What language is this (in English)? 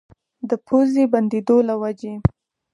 Pashto